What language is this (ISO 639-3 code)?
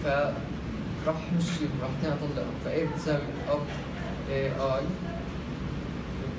ara